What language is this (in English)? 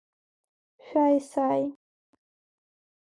Abkhazian